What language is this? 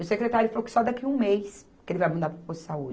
Portuguese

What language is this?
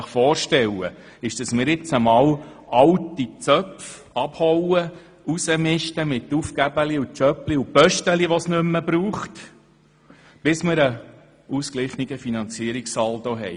Swiss German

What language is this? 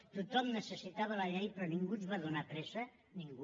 Catalan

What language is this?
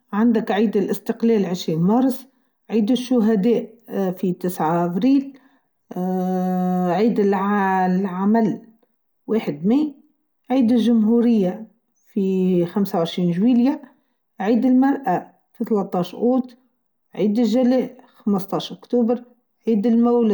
Tunisian Arabic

